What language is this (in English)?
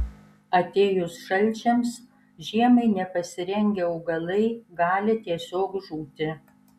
Lithuanian